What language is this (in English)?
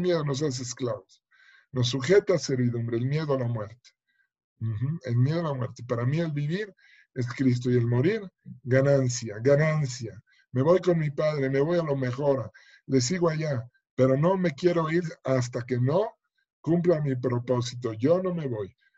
Spanish